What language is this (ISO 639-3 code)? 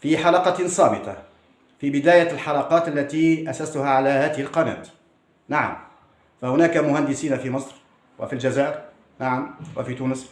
ara